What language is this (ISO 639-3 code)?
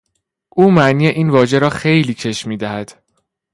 fas